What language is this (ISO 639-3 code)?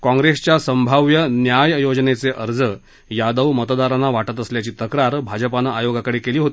mar